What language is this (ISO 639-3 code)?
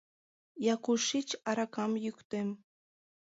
chm